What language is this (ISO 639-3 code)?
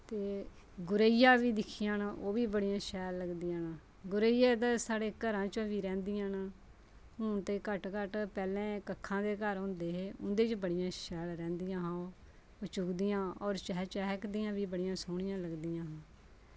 doi